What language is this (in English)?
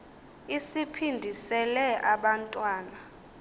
Xhosa